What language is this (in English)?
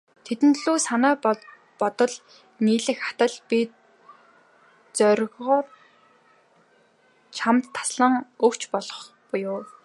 Mongolian